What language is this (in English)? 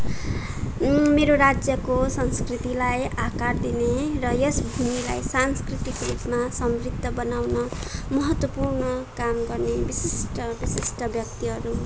Nepali